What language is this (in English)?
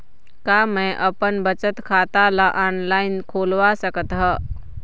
Chhattisgarhi